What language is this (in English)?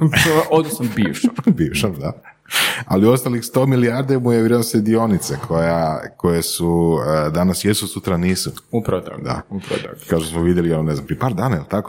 Croatian